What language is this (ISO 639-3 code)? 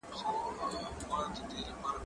pus